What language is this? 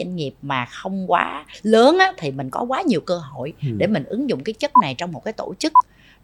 Vietnamese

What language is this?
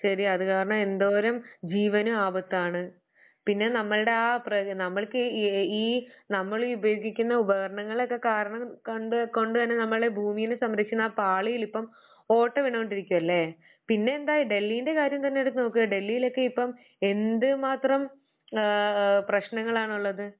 Malayalam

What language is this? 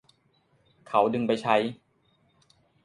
Thai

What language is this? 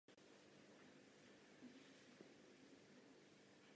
Czech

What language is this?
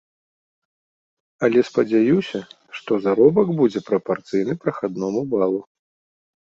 Belarusian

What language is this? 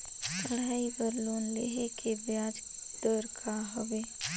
Chhattisgarhi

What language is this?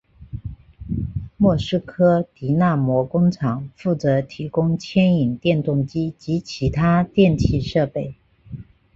Chinese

